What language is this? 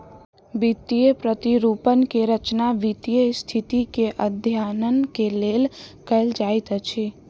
Maithili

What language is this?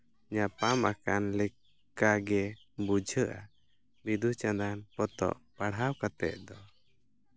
Santali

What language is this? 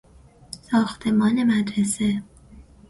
Persian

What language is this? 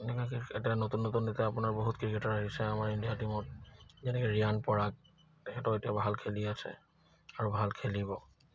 Assamese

